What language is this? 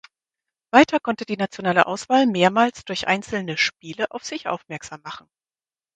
German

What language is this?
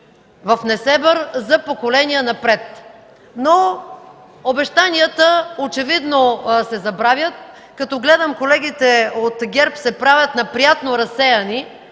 Bulgarian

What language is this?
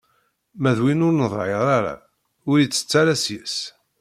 Kabyle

